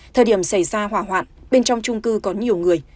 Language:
Vietnamese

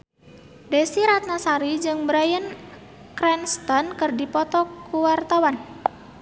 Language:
Sundanese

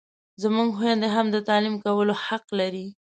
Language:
Pashto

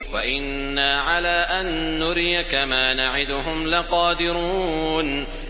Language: Arabic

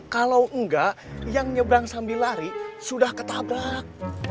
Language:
Indonesian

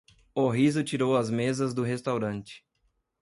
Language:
Portuguese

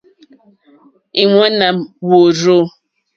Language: Mokpwe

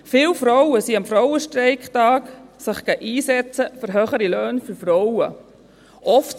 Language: Swiss German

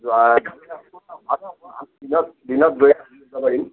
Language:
Assamese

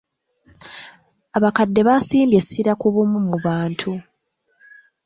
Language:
Ganda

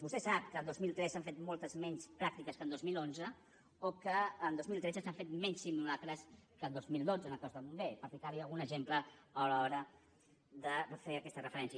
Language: Catalan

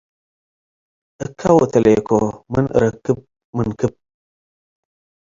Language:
Tigre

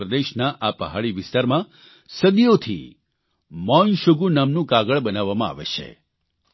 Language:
Gujarati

